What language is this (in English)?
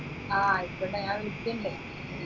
Malayalam